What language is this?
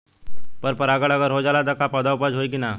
Bhojpuri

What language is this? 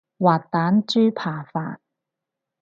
Cantonese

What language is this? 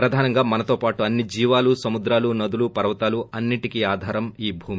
Telugu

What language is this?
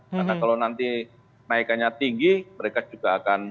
Indonesian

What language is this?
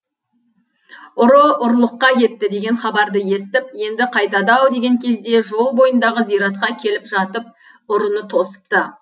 Kazakh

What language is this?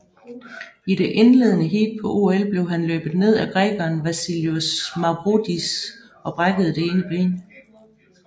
Danish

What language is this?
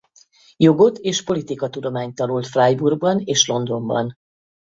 Hungarian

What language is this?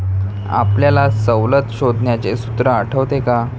Marathi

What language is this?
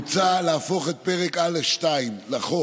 Hebrew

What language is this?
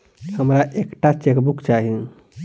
Maithili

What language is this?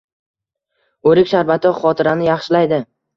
Uzbek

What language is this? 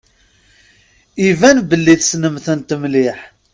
Kabyle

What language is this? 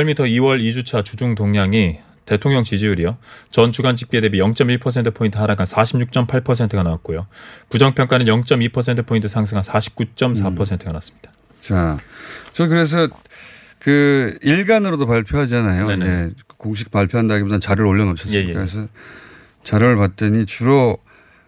Korean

